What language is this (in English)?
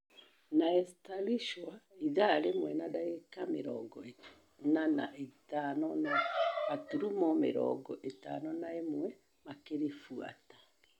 Kikuyu